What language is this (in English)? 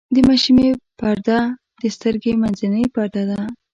Pashto